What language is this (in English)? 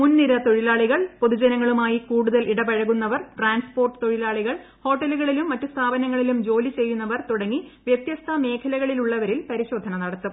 Malayalam